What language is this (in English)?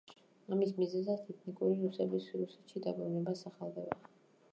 Georgian